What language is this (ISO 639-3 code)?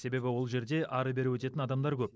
kaz